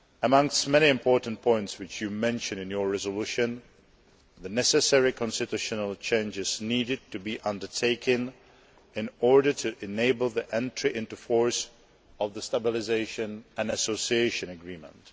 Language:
English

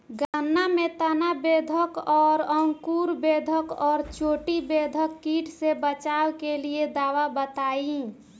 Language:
Bhojpuri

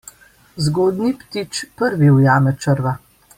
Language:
Slovenian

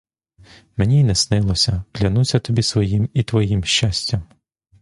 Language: Ukrainian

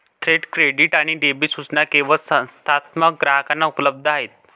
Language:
Marathi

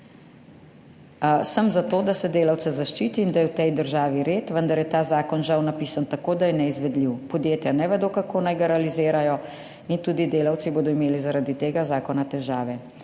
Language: Slovenian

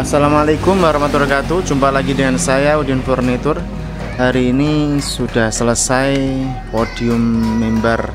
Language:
Indonesian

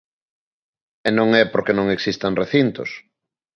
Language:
Galician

